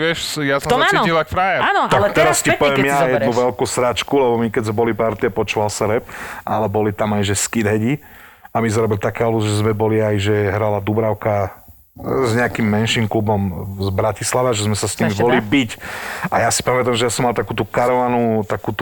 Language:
Slovak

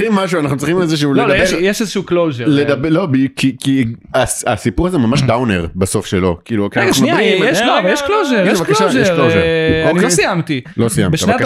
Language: Hebrew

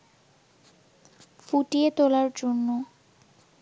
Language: Bangla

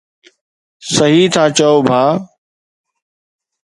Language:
Sindhi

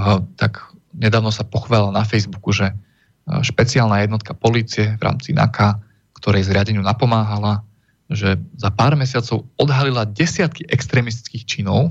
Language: Slovak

